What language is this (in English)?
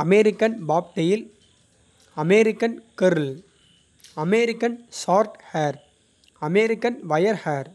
Kota (India)